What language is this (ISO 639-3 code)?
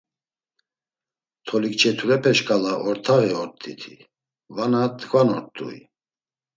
lzz